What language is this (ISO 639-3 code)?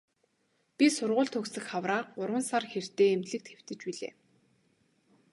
mon